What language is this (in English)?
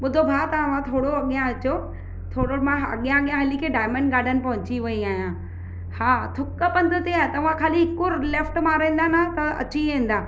Sindhi